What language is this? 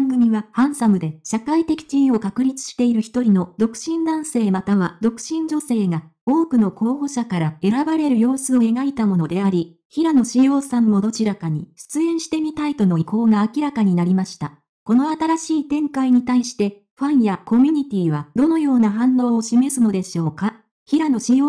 Japanese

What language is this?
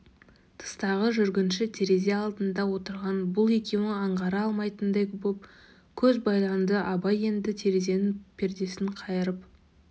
Kazakh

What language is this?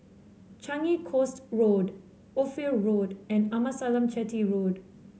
English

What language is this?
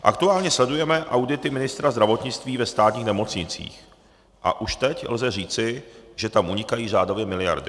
Czech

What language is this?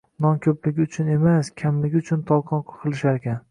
Uzbek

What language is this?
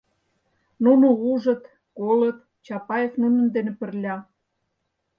Mari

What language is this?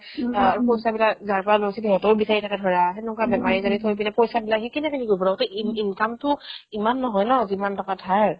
Assamese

